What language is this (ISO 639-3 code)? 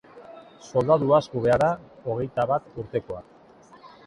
eus